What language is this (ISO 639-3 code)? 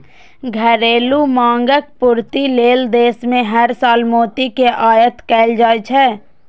mai